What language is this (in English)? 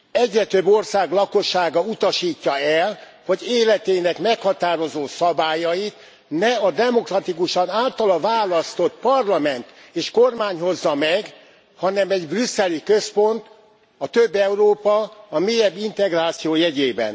Hungarian